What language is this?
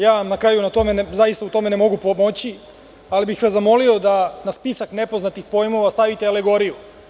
Serbian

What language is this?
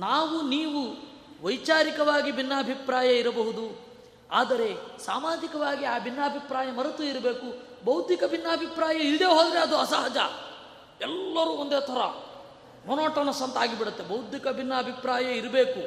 Kannada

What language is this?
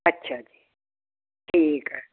Punjabi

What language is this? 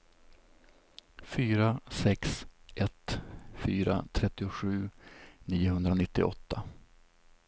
Swedish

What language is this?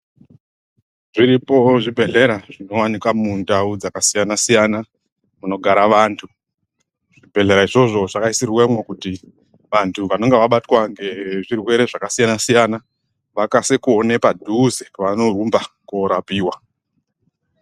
Ndau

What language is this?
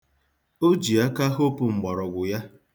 Igbo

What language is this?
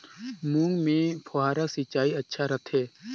Chhattisgarhi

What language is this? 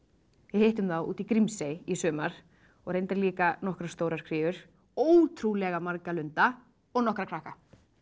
Icelandic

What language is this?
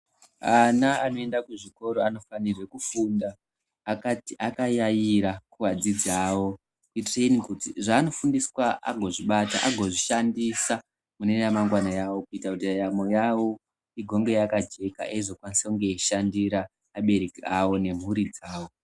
Ndau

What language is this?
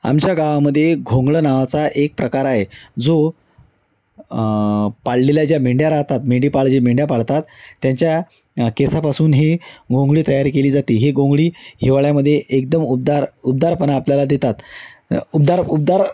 Marathi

